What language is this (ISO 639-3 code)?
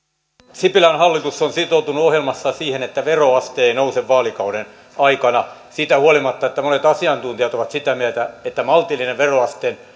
fin